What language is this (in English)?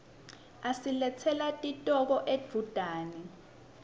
Swati